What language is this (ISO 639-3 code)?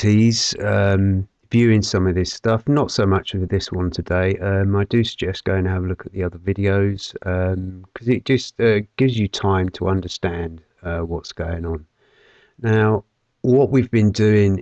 eng